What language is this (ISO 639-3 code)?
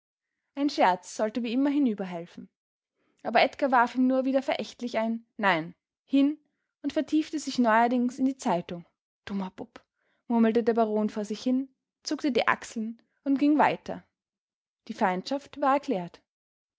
deu